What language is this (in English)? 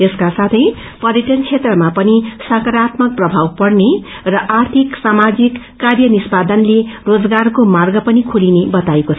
Nepali